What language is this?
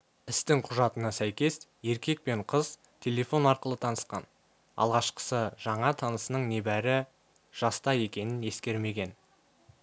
Kazakh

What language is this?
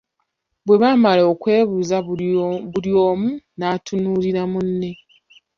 Ganda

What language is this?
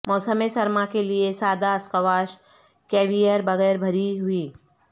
Urdu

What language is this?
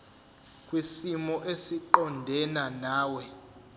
Zulu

